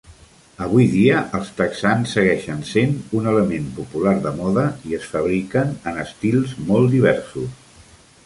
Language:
Catalan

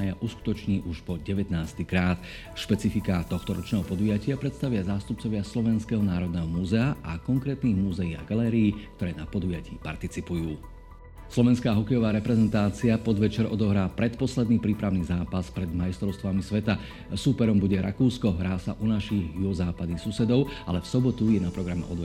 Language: Slovak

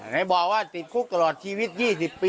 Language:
Thai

